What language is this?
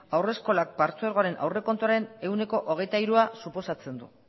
Basque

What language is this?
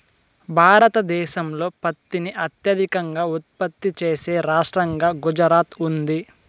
Telugu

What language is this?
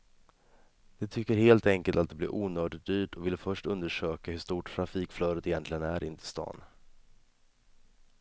Swedish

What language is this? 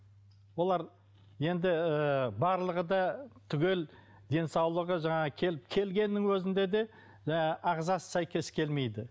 Kazakh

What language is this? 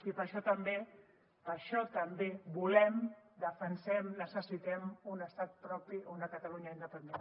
Catalan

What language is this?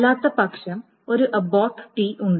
Malayalam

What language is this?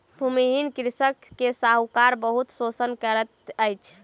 Maithili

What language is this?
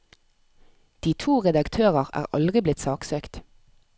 Norwegian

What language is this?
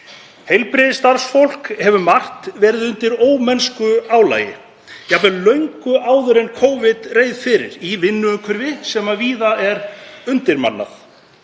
Icelandic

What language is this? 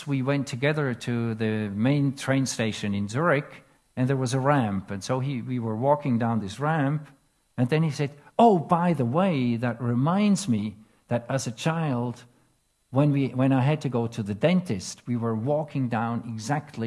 English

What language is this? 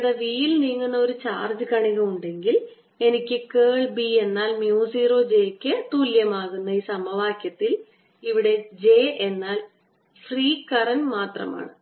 Malayalam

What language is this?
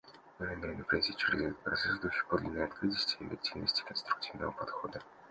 Russian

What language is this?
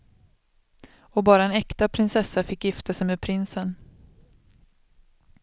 Swedish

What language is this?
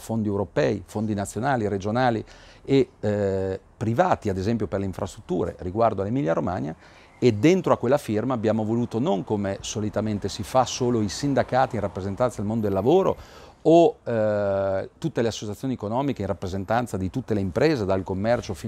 Italian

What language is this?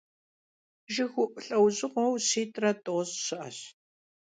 Kabardian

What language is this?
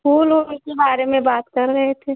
Hindi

